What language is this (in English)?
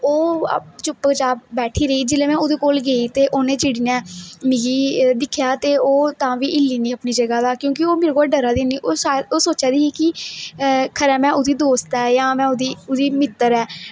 Dogri